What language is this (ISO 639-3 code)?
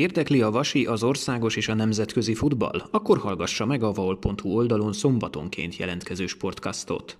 hun